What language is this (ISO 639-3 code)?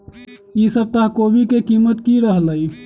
mag